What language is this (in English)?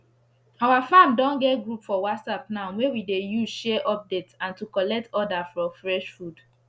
Nigerian Pidgin